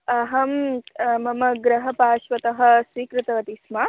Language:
Sanskrit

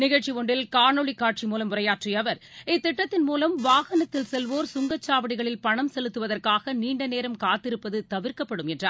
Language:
Tamil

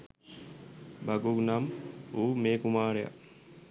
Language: Sinhala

